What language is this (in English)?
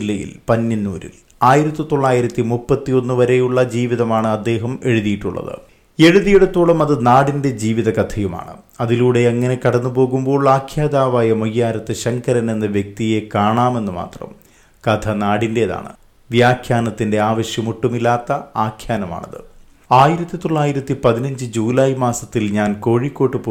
Malayalam